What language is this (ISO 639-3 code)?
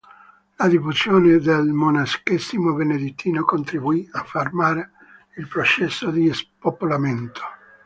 ita